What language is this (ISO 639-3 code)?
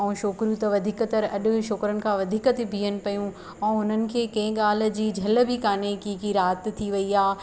snd